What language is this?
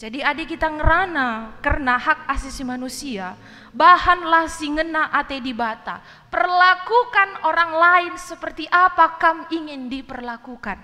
Indonesian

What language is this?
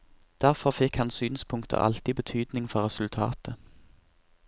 Norwegian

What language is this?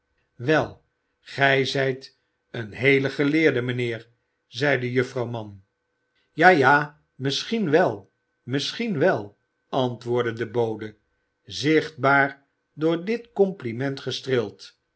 Dutch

